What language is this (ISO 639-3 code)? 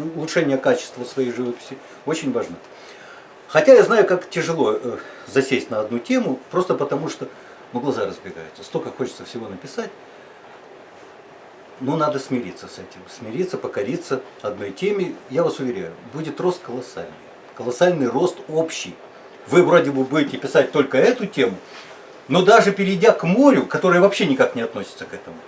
rus